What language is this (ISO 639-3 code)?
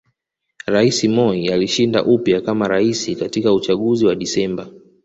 swa